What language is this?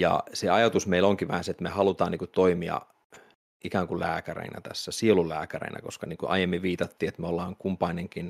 Finnish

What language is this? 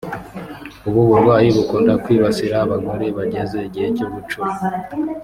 Kinyarwanda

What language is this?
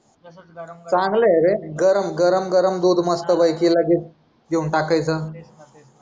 Marathi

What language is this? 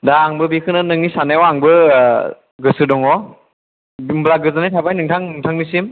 Bodo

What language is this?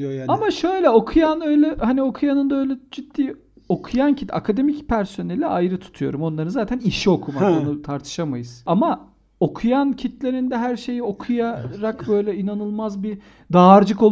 Turkish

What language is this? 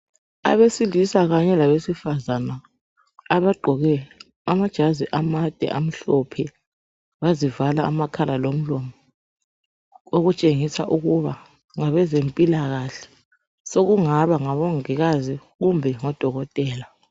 North Ndebele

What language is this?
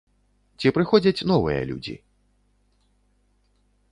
Belarusian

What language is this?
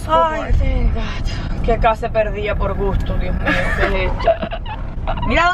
English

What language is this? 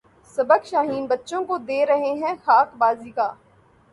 Urdu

